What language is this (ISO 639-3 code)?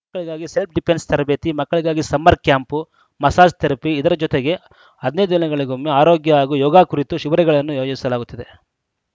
kan